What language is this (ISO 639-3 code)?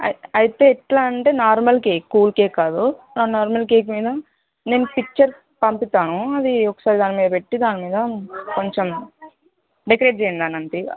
tel